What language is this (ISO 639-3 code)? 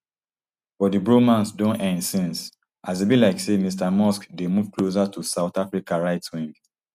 pcm